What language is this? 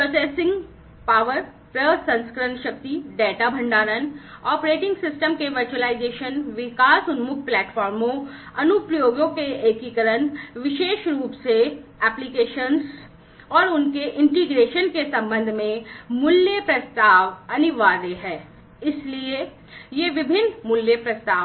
Hindi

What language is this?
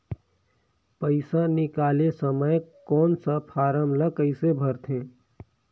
Chhattisgarhi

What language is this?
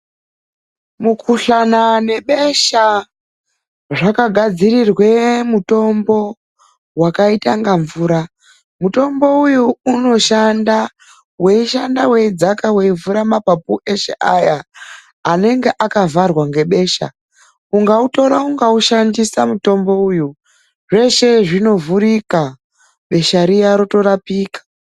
Ndau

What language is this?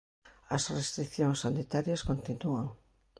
Galician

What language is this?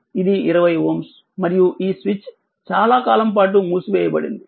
Telugu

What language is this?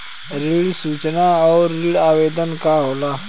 Bhojpuri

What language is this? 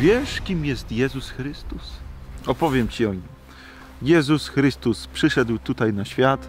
Polish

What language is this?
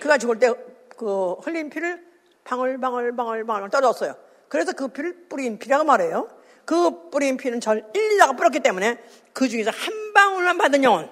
Korean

